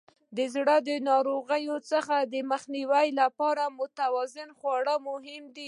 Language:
Pashto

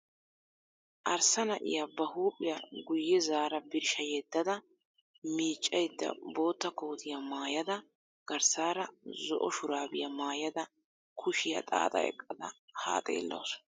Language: Wolaytta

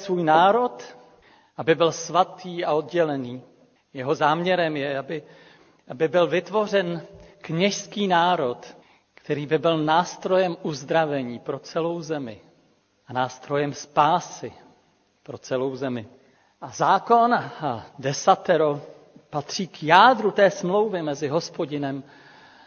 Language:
Czech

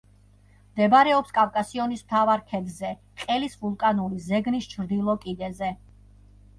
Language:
Georgian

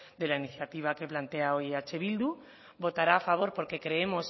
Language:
Spanish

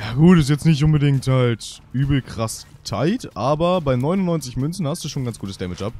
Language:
German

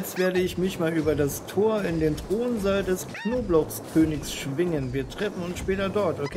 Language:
German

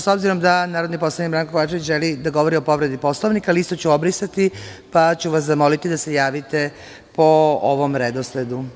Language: Serbian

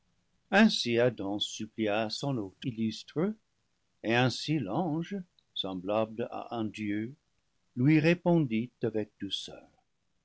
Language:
French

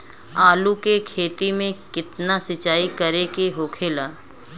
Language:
Bhojpuri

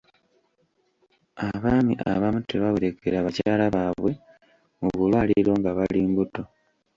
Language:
Ganda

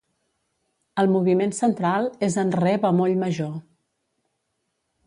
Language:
Catalan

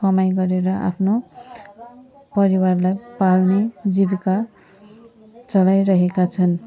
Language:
Nepali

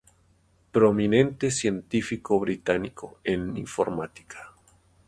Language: Spanish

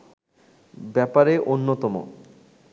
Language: Bangla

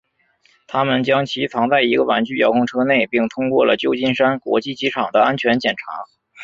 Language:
Chinese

